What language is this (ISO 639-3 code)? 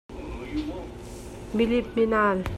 cnh